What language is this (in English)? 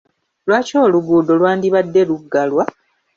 Ganda